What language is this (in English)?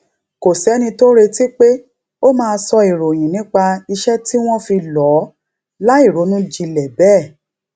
Yoruba